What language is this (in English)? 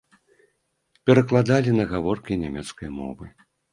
Belarusian